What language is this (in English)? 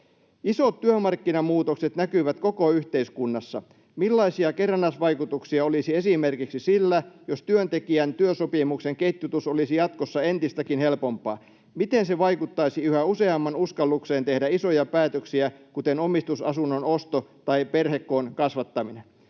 Finnish